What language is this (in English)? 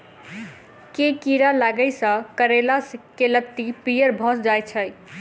Maithili